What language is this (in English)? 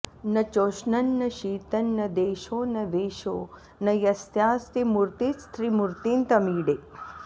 Sanskrit